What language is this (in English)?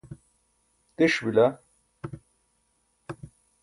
Burushaski